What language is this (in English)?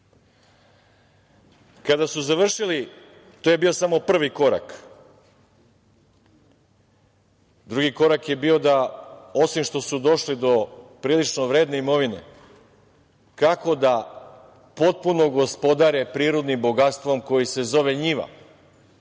Serbian